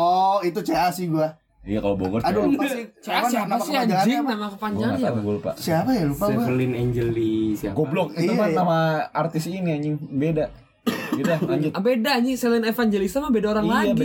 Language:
Indonesian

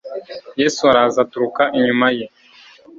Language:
Kinyarwanda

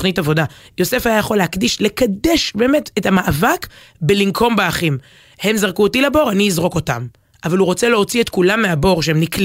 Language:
Hebrew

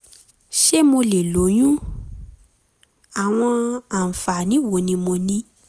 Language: Yoruba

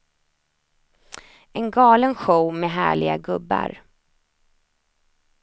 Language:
Swedish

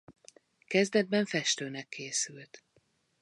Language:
Hungarian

